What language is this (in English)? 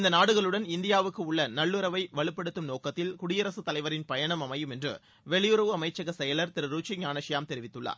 Tamil